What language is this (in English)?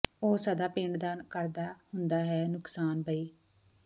Punjabi